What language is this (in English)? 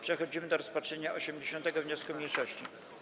Polish